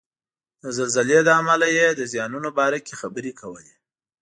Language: Pashto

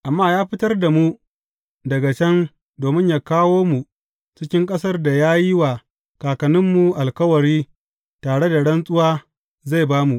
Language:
Hausa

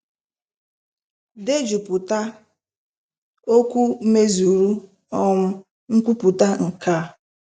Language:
Igbo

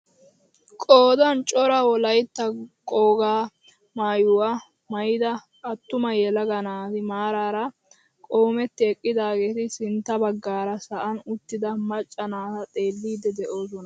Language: Wolaytta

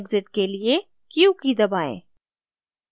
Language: Hindi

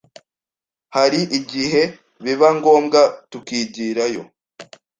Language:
Kinyarwanda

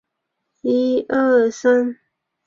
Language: Chinese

